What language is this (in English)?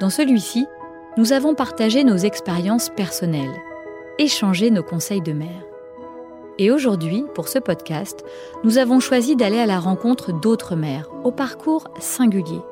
French